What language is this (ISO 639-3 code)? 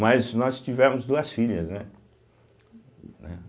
por